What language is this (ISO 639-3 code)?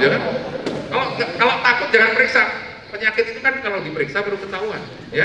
ind